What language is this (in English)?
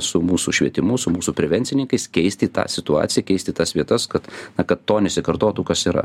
Lithuanian